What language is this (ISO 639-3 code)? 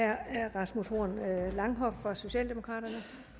dan